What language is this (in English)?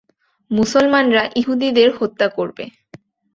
Bangla